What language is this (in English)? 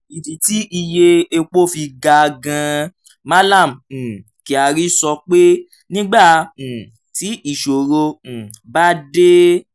Yoruba